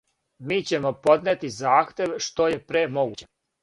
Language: Serbian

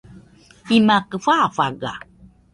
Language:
Nüpode Huitoto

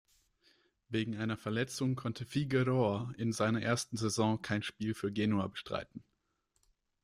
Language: German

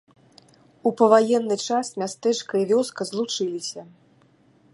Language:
Belarusian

